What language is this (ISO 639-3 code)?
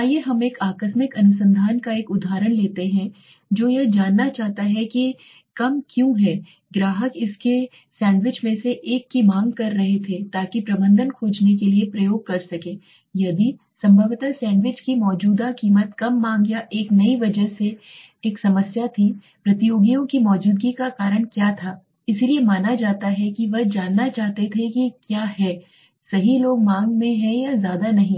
hin